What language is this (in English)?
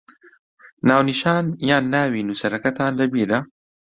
Central Kurdish